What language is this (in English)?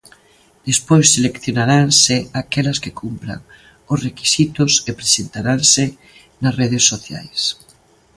Galician